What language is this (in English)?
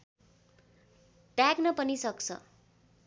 Nepali